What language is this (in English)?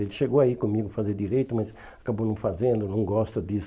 Portuguese